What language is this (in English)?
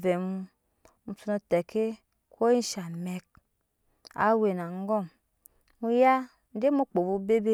Nyankpa